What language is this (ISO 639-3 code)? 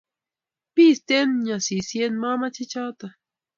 kln